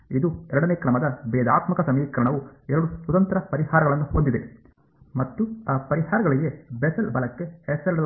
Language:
Kannada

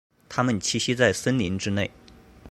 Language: Chinese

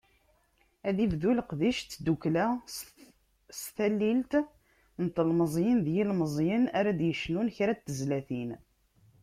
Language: Kabyle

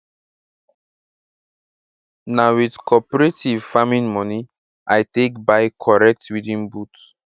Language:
Nigerian Pidgin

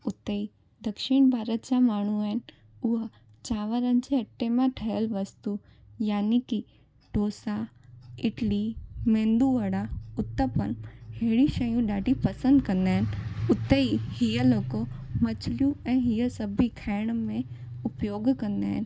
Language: Sindhi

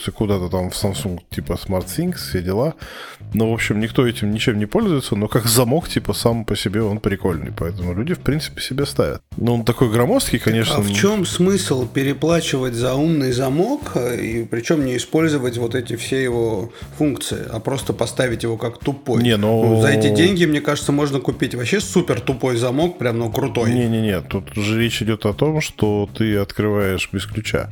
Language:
Russian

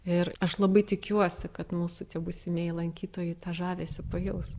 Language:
Lithuanian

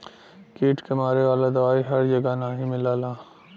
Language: Bhojpuri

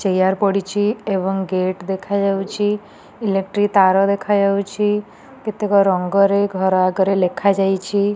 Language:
Odia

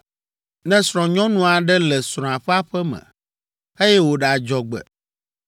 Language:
Ewe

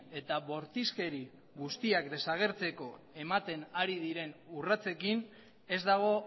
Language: Basque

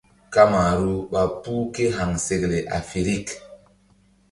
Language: Mbum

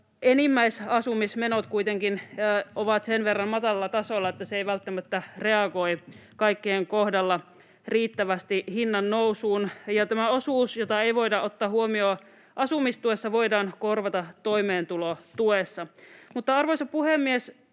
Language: Finnish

